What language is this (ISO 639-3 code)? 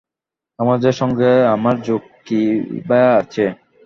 ben